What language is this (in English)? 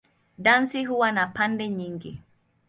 Swahili